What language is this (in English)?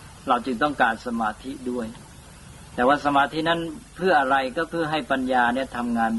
Thai